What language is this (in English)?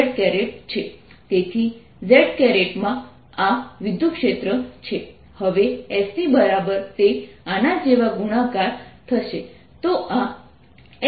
Gujarati